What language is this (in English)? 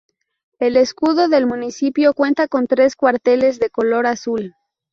Spanish